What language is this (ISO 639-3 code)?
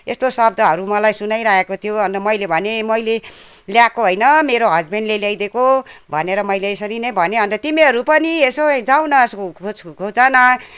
nep